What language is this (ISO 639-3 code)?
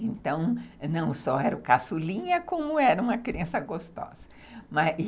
por